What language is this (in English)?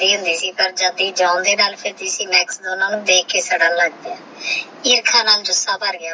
Punjabi